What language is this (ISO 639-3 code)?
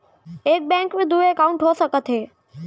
hne